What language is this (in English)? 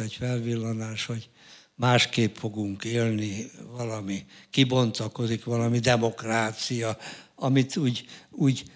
Hungarian